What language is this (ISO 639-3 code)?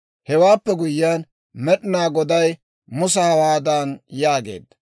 dwr